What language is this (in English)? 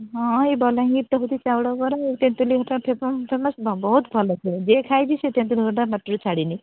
Odia